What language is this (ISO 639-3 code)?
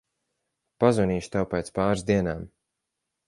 lav